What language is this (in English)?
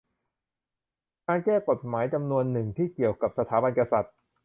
Thai